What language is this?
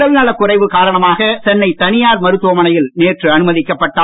Tamil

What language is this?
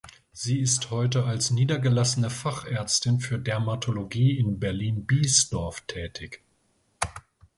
German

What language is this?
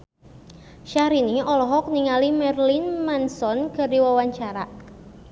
Sundanese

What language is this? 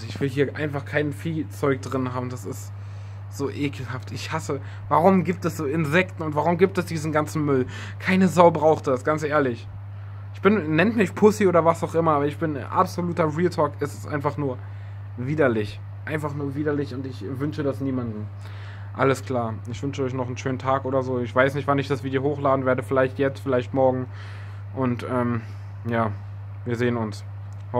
German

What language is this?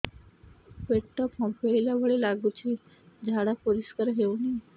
Odia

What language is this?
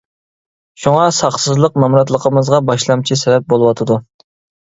Uyghur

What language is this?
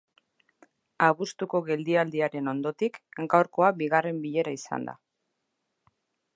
Basque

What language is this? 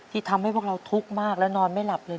Thai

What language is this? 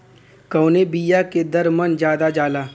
Bhojpuri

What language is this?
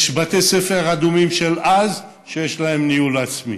Hebrew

